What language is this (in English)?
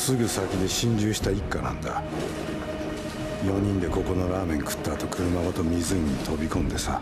Japanese